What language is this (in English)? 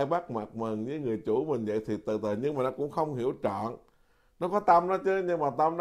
Vietnamese